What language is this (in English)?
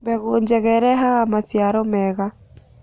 Kikuyu